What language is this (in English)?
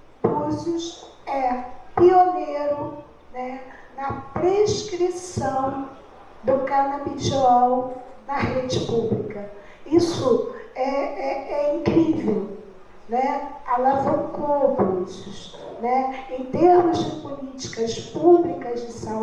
Portuguese